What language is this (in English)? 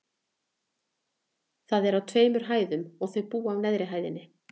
Icelandic